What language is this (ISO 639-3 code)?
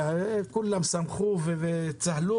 heb